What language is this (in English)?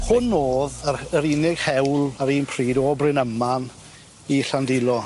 Welsh